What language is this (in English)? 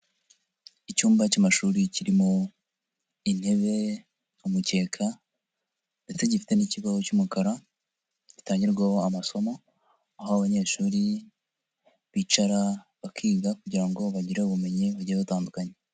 Kinyarwanda